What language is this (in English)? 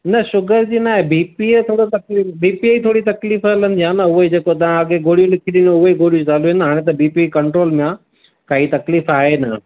Sindhi